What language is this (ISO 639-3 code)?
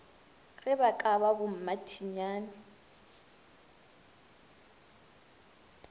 nso